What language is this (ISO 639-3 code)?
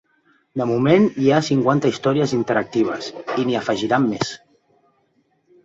cat